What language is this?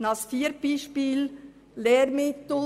Swiss German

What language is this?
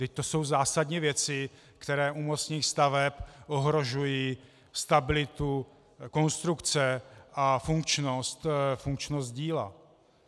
Czech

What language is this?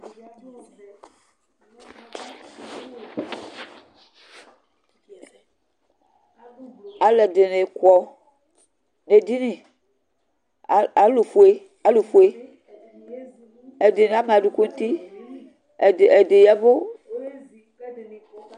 Ikposo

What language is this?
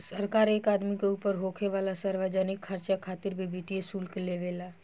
Bhojpuri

